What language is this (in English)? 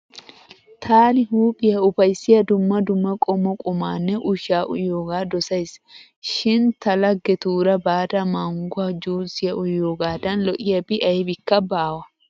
Wolaytta